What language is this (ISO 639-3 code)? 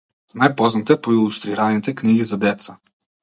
mkd